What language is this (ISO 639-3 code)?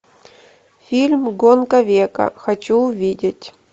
rus